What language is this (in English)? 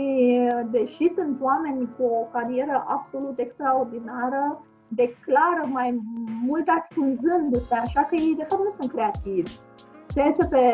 Romanian